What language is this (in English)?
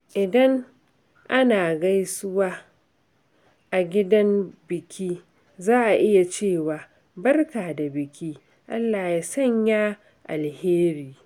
Hausa